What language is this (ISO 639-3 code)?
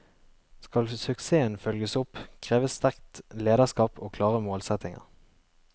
nor